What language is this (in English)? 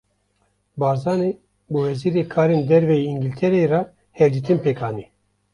Kurdish